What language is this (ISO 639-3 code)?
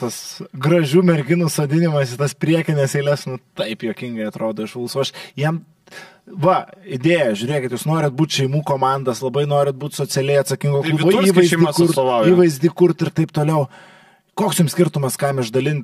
lit